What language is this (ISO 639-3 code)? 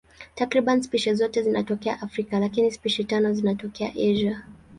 swa